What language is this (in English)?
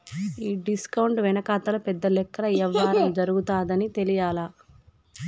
Telugu